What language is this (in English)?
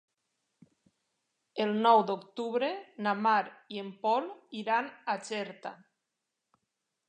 Catalan